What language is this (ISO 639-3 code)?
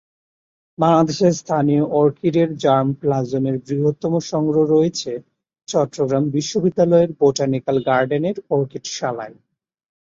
ben